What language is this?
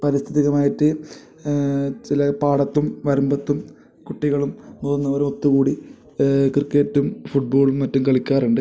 Malayalam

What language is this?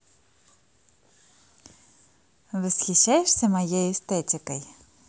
Russian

